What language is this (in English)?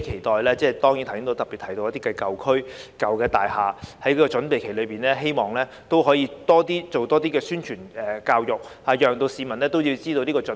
Cantonese